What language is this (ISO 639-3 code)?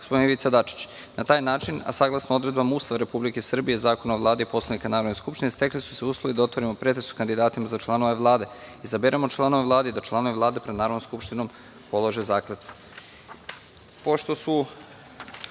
srp